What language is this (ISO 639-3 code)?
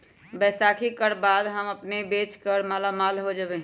mag